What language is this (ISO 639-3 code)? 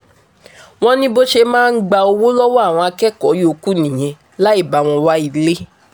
yor